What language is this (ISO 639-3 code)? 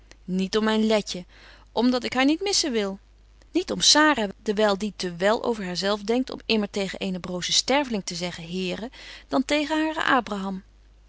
nld